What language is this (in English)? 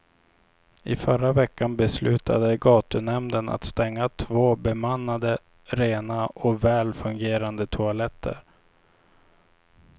Swedish